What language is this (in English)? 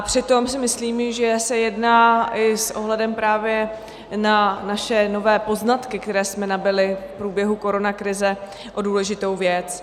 Czech